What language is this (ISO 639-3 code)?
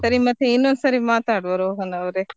kan